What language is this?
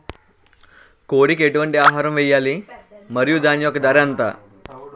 Telugu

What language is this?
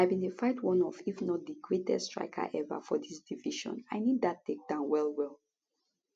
Nigerian Pidgin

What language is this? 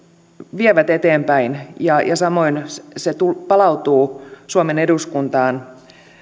Finnish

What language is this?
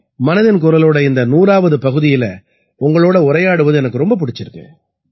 Tamil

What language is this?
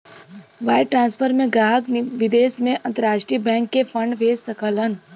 Bhojpuri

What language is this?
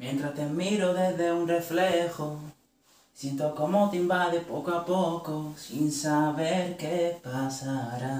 Italian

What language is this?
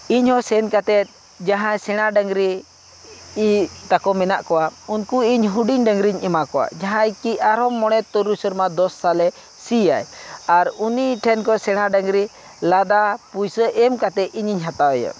Santali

